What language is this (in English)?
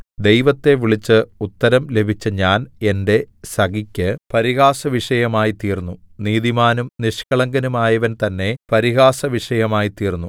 Malayalam